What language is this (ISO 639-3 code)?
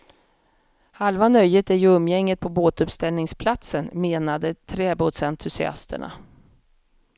swe